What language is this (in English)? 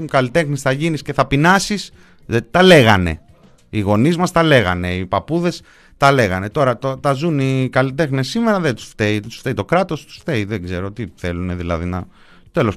Greek